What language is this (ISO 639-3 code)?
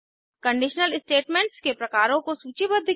hin